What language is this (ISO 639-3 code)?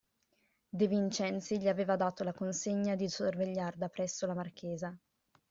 ita